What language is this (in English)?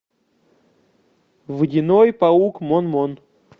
Russian